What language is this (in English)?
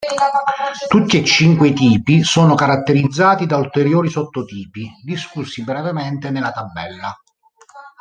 Italian